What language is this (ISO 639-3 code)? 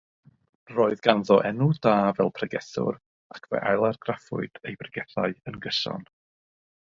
cym